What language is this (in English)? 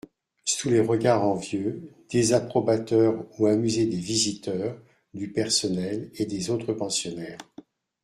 French